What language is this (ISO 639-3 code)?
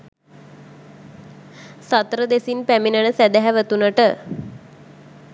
sin